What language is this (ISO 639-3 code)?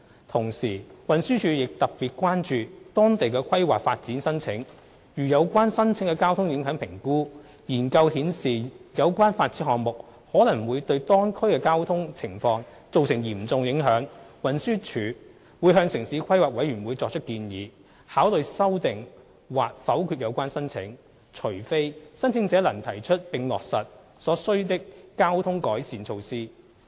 yue